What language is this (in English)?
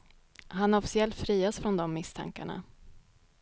Swedish